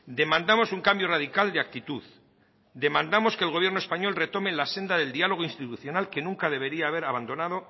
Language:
Spanish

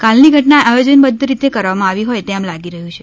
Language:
Gujarati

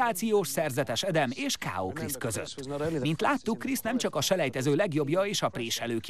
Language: Hungarian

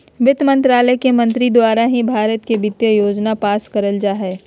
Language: Magahi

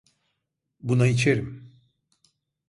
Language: Turkish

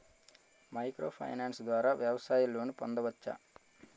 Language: Telugu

